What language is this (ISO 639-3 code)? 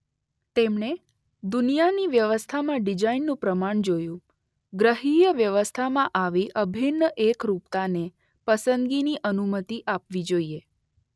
guj